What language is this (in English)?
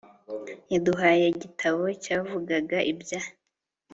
Kinyarwanda